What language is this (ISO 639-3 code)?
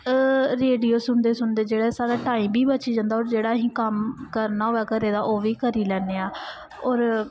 doi